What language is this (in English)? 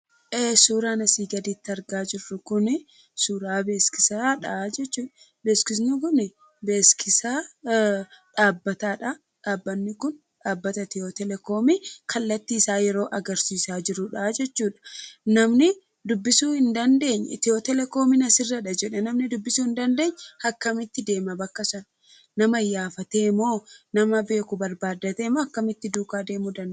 Oromo